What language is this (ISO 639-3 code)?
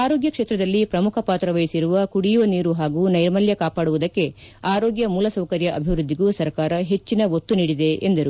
kan